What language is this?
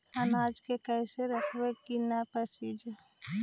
Magahi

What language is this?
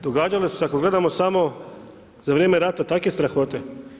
Croatian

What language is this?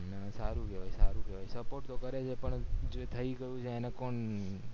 Gujarati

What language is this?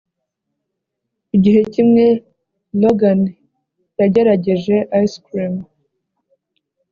Kinyarwanda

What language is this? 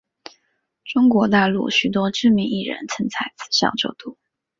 Chinese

